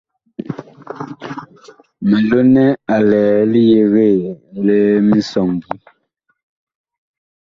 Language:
Bakoko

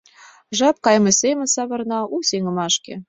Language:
Mari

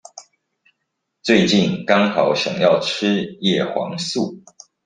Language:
Chinese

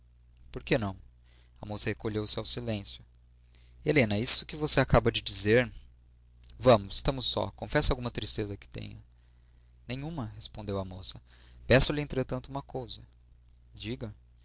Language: Portuguese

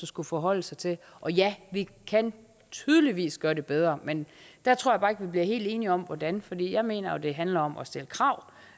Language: Danish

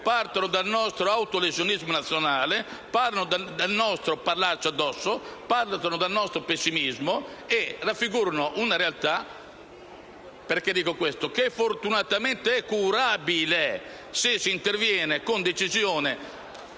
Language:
Italian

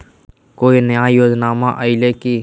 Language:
Magahi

